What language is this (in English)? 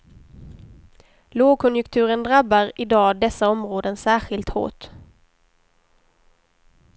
Swedish